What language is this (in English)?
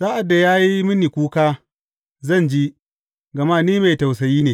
Hausa